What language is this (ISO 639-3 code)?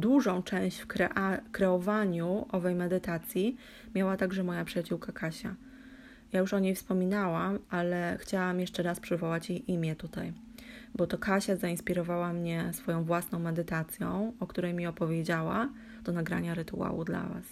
pol